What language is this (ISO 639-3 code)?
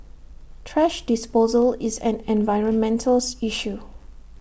eng